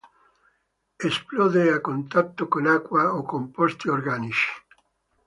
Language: Italian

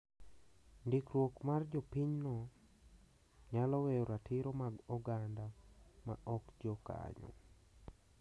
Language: Luo (Kenya and Tanzania)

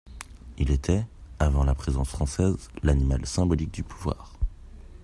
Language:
French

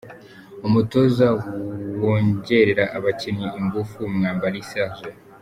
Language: Kinyarwanda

